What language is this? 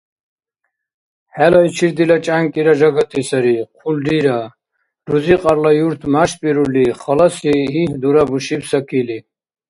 Dargwa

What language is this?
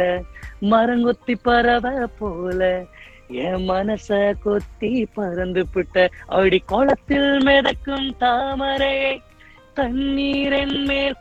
Tamil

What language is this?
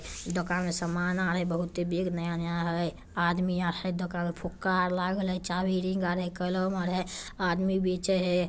Magahi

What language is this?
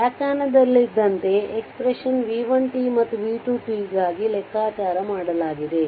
Kannada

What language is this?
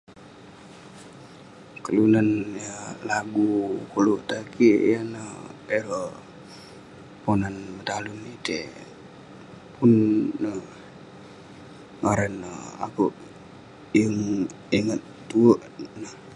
Western Penan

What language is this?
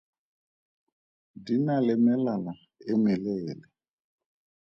Tswana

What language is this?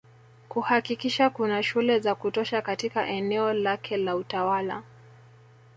Swahili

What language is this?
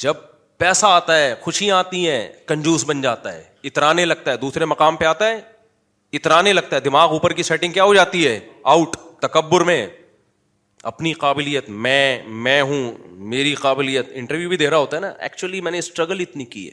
Urdu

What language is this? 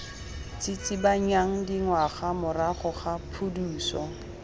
Tswana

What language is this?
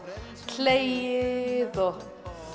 Icelandic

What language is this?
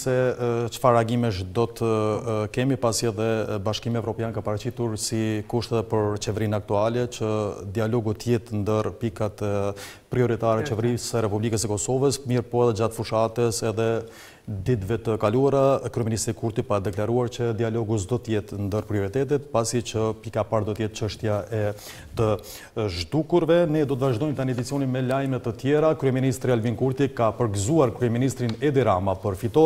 Romanian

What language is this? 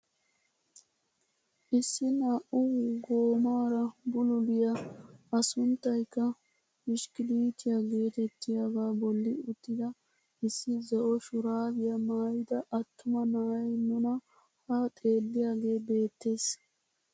Wolaytta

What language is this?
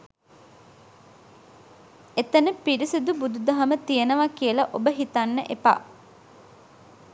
Sinhala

